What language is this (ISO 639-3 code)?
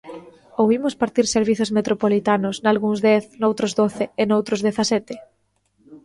glg